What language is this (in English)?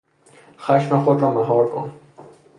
Persian